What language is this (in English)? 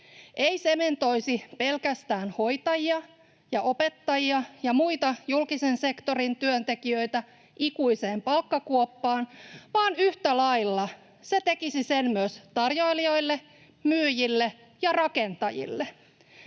Finnish